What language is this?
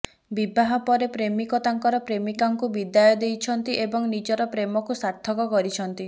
Odia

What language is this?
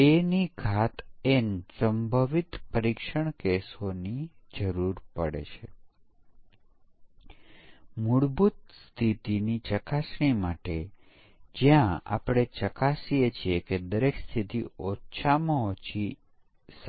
Gujarati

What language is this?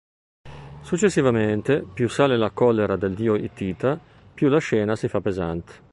Italian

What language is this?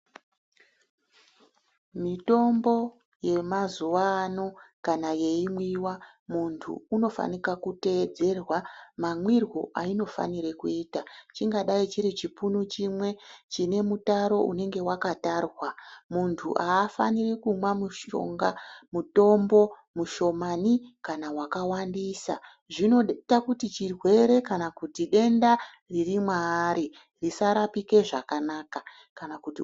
Ndau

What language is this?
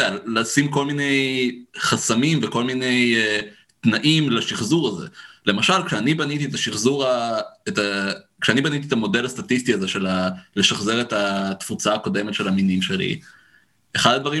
Hebrew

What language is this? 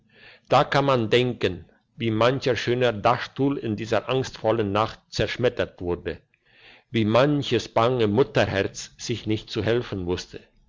German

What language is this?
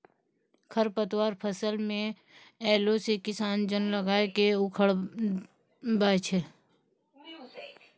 Maithili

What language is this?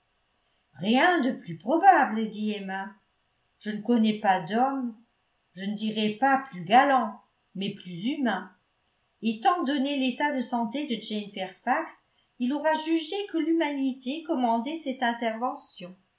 French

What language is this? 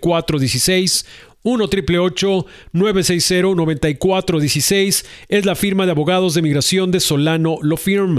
Spanish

